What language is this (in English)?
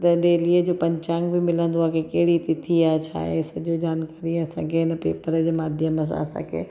Sindhi